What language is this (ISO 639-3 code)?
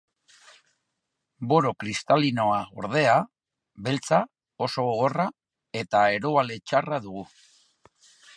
eus